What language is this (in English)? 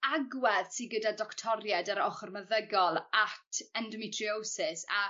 Welsh